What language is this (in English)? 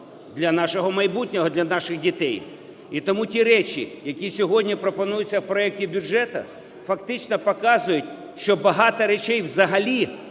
Ukrainian